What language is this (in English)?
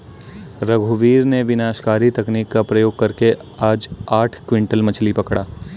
Hindi